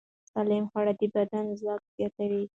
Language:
Pashto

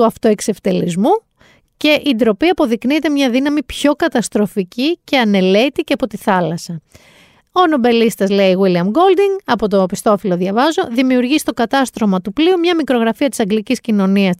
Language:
Greek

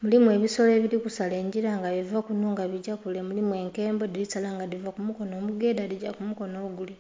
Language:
Soga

